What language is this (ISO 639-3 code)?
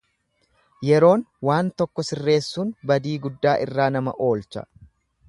orm